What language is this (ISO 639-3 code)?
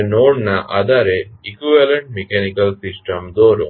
guj